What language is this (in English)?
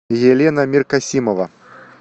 Russian